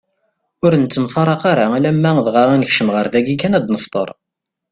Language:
Kabyle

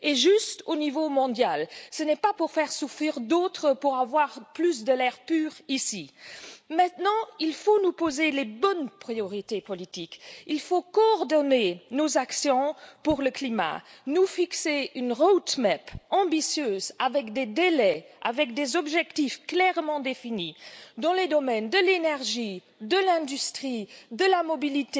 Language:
French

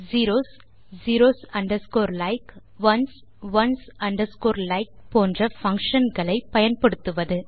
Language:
Tamil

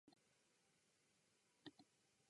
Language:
Japanese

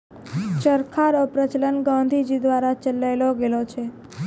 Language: Maithili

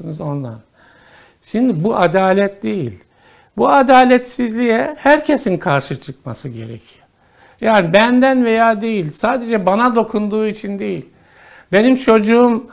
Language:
Turkish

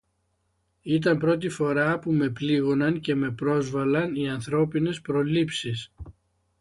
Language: Greek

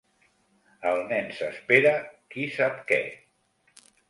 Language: Catalan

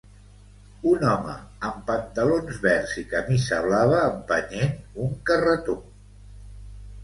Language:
Catalan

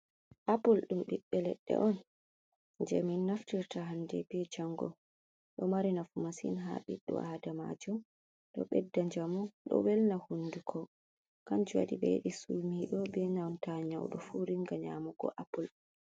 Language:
Fula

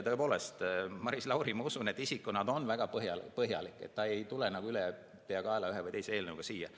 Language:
Estonian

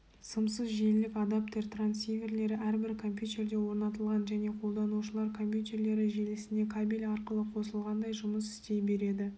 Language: Kazakh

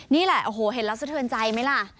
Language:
Thai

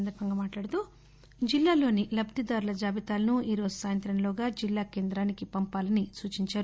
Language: Telugu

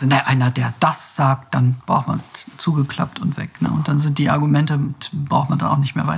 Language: German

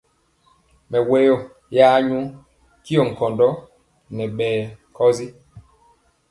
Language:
Mpiemo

